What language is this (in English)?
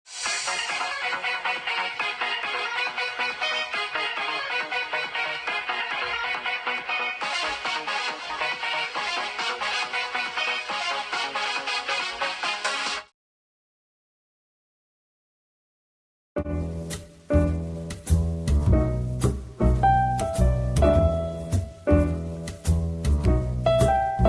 English